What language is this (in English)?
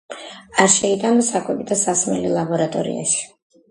Georgian